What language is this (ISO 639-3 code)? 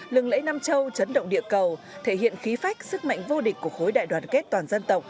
vie